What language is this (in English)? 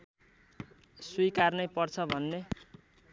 Nepali